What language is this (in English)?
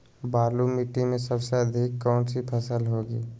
Magahi